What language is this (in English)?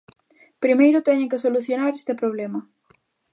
Galician